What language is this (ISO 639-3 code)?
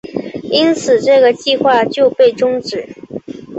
zho